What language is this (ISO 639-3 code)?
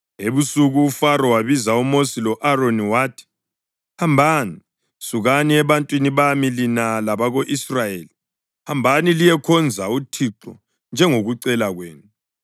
nde